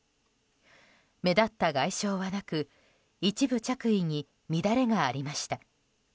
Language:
Japanese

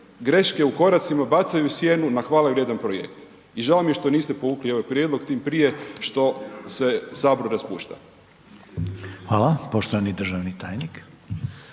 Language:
Croatian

